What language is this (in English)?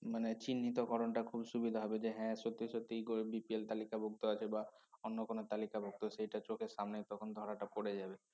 Bangla